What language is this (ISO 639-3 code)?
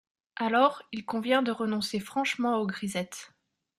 fra